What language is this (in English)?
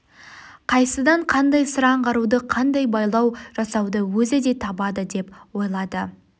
Kazakh